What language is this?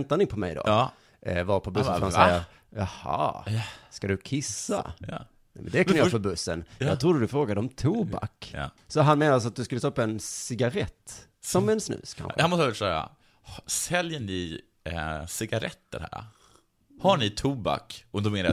Swedish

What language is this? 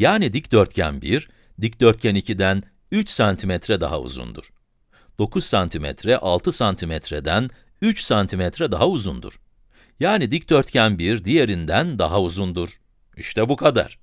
Turkish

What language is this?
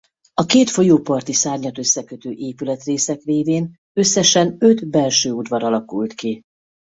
Hungarian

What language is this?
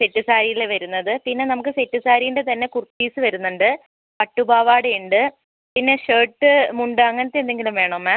Malayalam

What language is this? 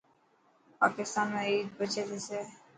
Dhatki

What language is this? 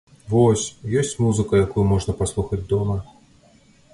Belarusian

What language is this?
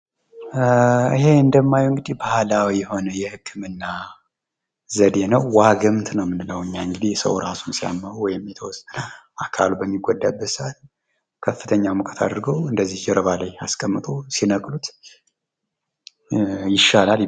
Amharic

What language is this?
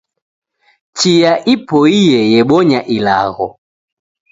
Taita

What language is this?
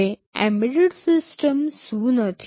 Gujarati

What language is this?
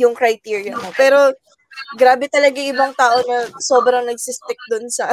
Filipino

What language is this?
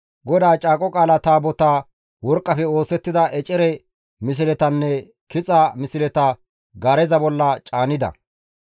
Gamo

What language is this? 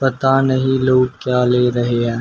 Hindi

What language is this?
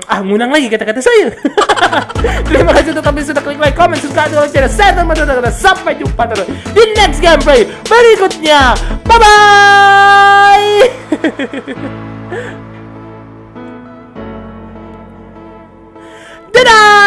Indonesian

